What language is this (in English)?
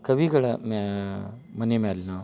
Kannada